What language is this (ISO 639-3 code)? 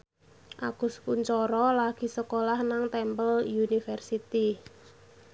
jav